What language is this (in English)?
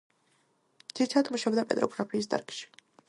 Georgian